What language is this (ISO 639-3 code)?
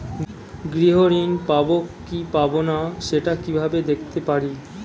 ben